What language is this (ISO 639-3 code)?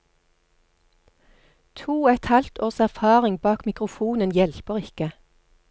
nor